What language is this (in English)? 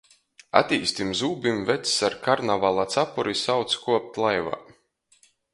Latgalian